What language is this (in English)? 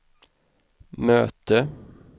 Swedish